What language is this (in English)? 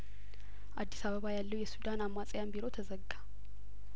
Amharic